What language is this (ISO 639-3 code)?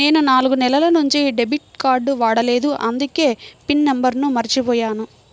tel